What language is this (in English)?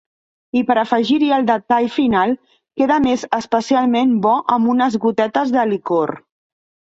Catalan